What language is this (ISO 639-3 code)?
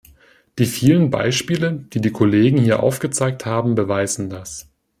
deu